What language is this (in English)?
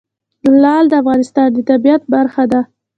Pashto